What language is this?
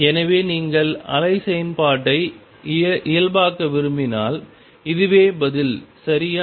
Tamil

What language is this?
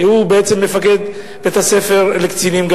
Hebrew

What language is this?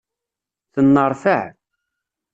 Kabyle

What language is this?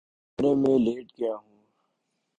Urdu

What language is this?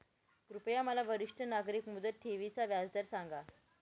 Marathi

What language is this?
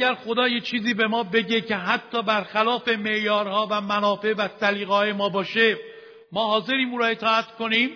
Persian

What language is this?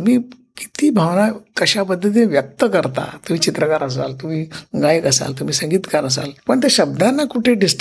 Marathi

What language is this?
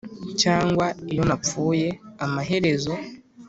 Kinyarwanda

